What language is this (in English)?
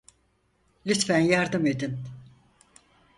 Turkish